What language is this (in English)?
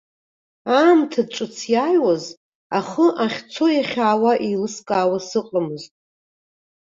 Abkhazian